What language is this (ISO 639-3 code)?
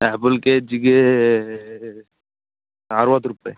kan